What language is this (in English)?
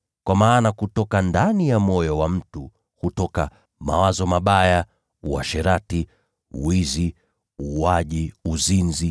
Swahili